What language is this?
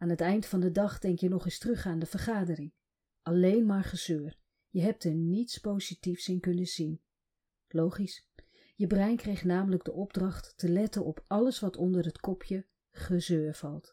Dutch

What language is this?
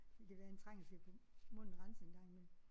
Danish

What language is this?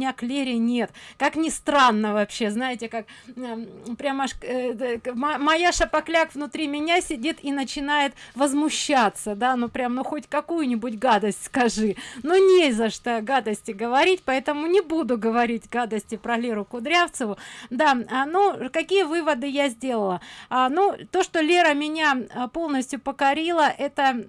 Russian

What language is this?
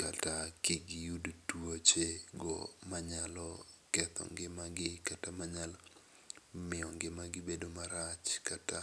Luo (Kenya and Tanzania)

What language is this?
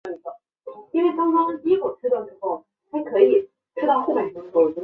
Chinese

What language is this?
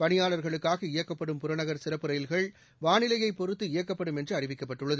Tamil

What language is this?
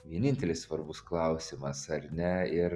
Lithuanian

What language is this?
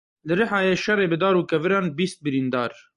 Kurdish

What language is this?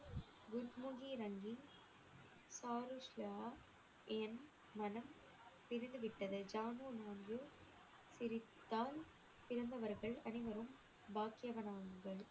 Tamil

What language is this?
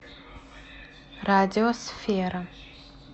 Russian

